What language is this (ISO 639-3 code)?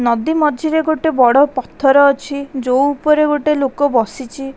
ori